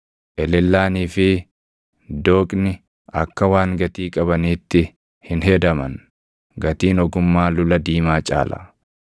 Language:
Oromo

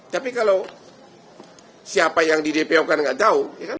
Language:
Indonesian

